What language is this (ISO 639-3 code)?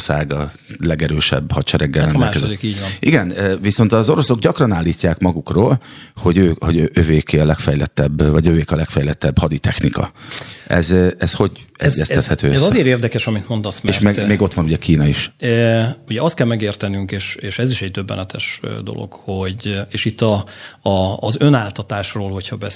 hun